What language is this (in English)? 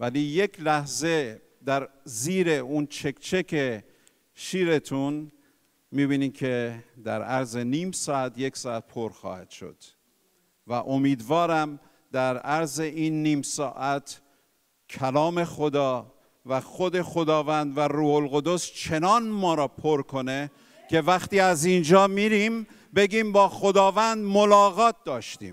Persian